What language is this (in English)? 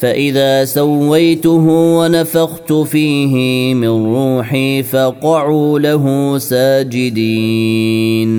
Arabic